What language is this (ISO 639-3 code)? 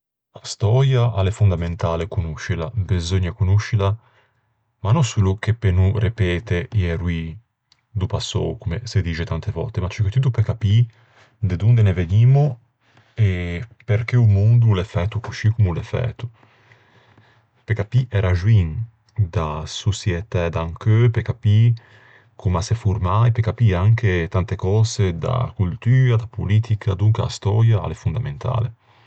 lij